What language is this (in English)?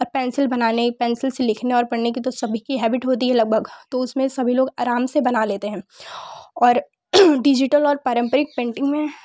Hindi